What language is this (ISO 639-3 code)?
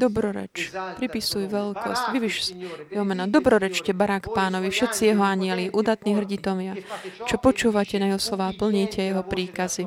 slk